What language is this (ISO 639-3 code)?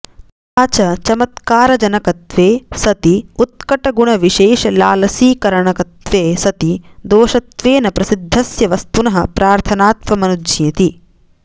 san